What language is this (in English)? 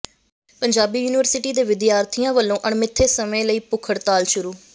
Punjabi